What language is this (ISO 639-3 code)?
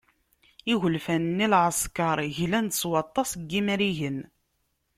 kab